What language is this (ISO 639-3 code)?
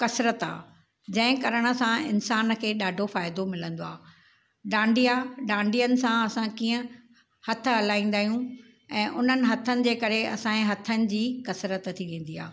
snd